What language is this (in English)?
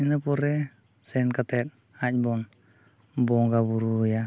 Santali